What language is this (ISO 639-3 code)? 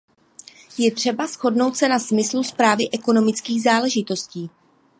ces